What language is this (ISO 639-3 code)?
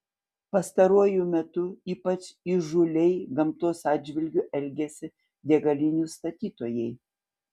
lit